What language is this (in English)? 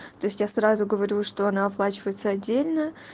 Russian